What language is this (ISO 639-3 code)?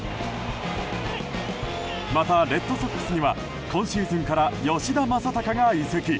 jpn